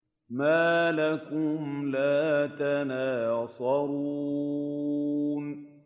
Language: Arabic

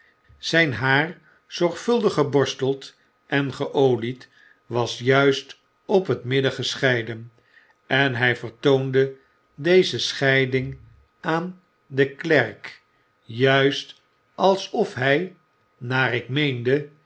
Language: Dutch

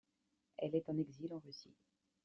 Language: French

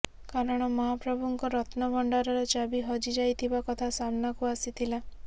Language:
Odia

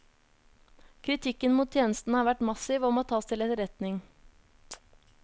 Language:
Norwegian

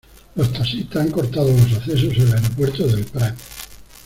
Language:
Spanish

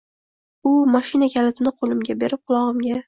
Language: Uzbek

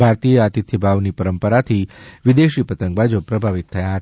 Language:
Gujarati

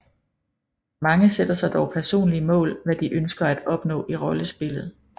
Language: Danish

